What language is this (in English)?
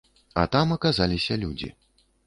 Belarusian